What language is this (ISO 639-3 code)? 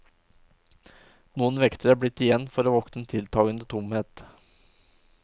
nor